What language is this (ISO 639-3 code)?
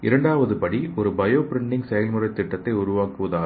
tam